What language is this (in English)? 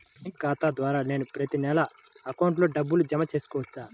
Telugu